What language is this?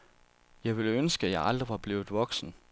Danish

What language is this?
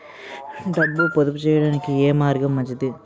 Telugu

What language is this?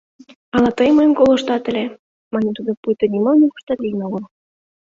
Mari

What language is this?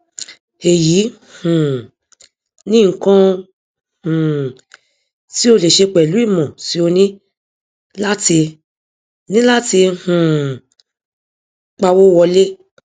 Yoruba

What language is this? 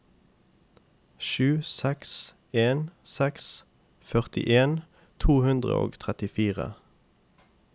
Norwegian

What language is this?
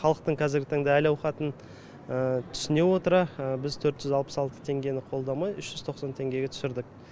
Kazakh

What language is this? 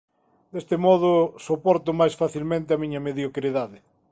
Galician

